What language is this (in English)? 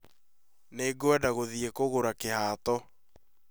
Kikuyu